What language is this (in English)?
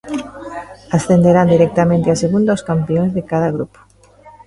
Galician